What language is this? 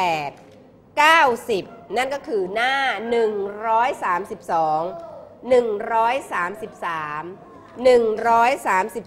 Thai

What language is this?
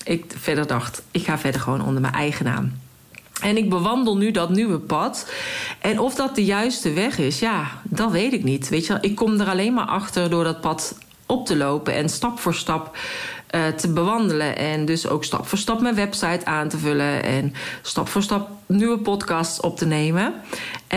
Dutch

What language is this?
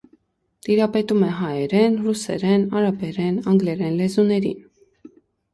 Armenian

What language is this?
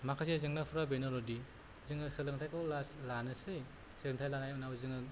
Bodo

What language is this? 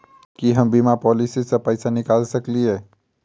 Maithili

